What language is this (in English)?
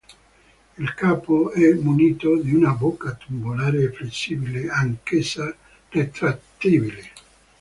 Italian